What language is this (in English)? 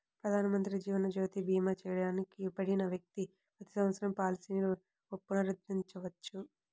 Telugu